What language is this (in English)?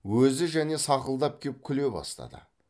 Kazakh